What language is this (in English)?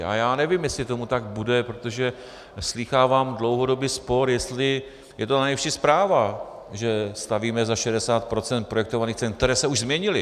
Czech